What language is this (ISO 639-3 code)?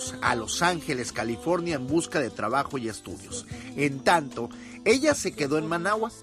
spa